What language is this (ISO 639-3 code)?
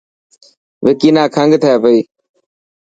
mki